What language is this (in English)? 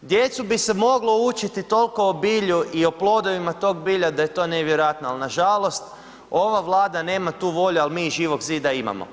Croatian